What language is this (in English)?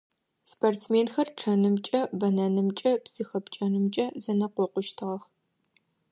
Adyghe